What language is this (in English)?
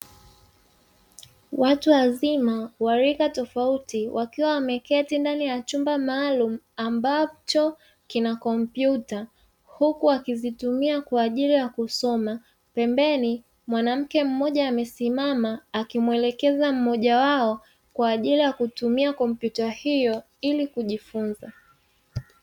Swahili